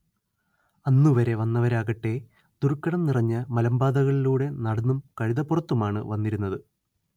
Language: Malayalam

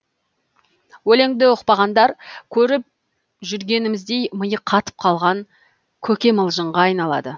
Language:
Kazakh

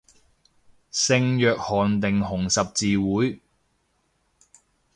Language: Cantonese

